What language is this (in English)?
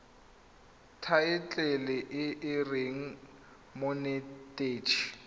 Tswana